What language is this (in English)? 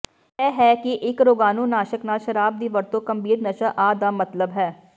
Punjabi